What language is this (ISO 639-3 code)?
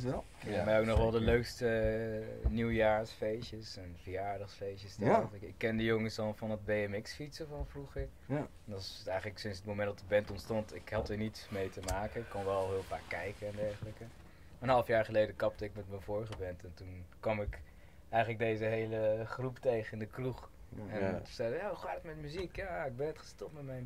nld